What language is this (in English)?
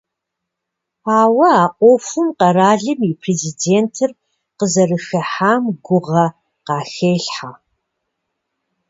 Kabardian